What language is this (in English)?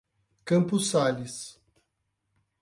Portuguese